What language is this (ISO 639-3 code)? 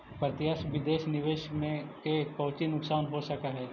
mag